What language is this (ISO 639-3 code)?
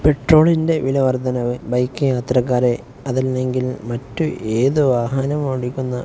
mal